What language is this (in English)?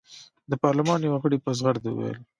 Pashto